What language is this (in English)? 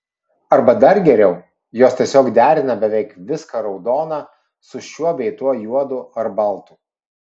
Lithuanian